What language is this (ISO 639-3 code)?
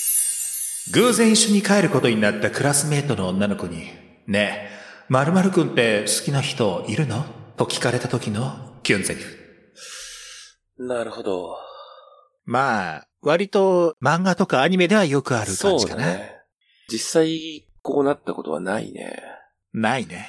jpn